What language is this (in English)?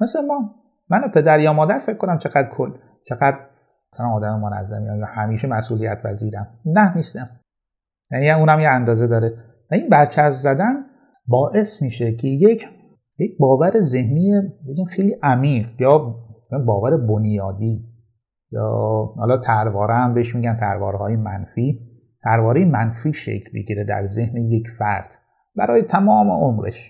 Persian